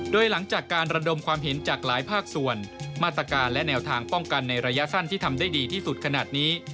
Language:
Thai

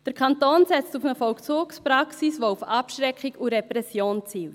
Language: Swiss German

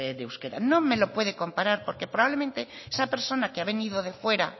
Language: Spanish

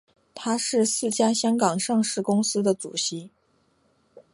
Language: Chinese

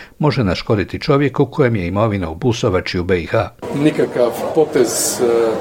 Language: Croatian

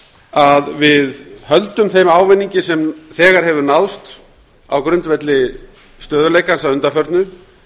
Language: Icelandic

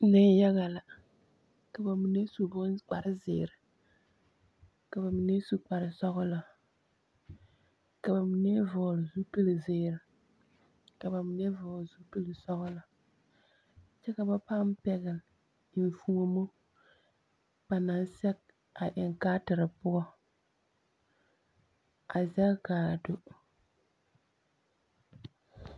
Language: Southern Dagaare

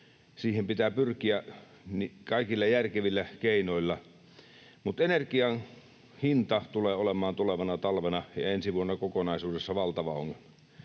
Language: Finnish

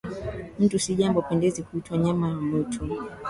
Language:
Swahili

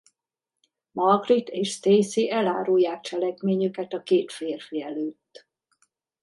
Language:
Hungarian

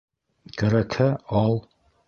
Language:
Bashkir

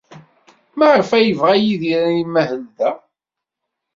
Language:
Kabyle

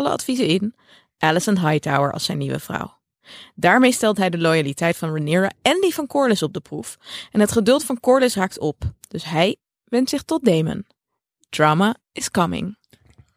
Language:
Dutch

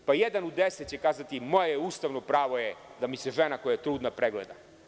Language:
Serbian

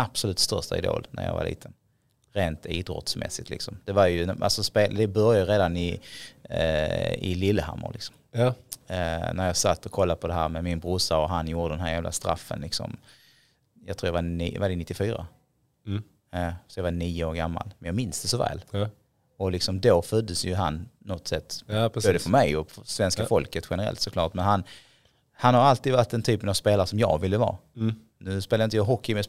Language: Swedish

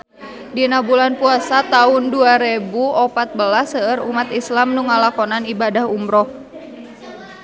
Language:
Sundanese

